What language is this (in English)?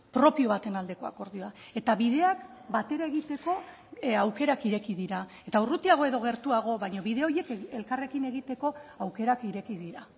Basque